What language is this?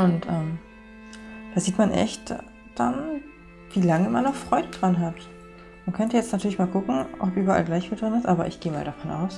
German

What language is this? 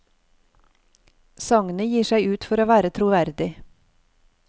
Norwegian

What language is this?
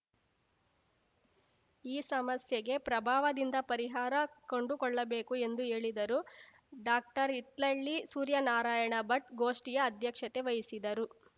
Kannada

